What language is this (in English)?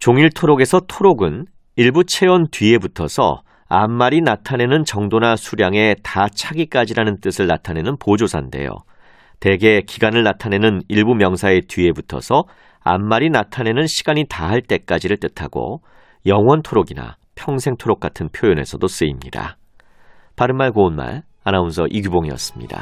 Korean